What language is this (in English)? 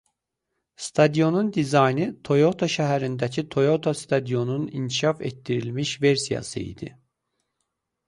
Azerbaijani